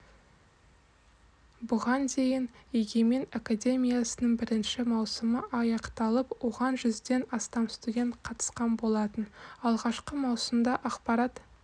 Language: Kazakh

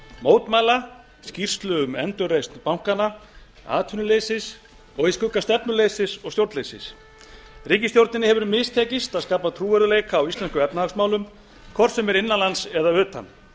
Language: Icelandic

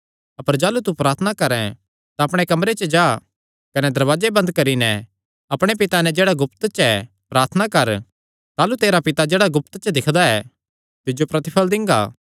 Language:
Kangri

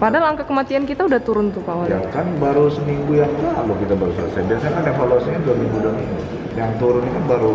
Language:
Indonesian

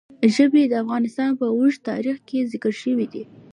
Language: Pashto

